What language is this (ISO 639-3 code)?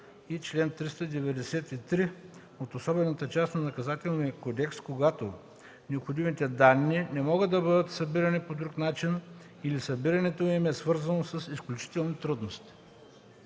bul